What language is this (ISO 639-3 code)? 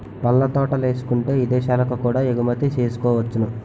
tel